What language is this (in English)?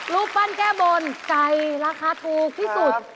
Thai